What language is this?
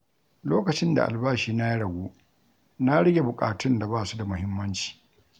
Hausa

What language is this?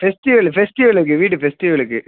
Tamil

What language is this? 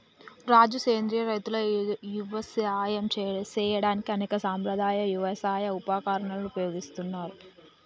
Telugu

